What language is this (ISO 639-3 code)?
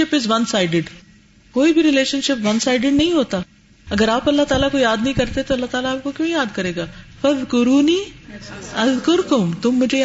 urd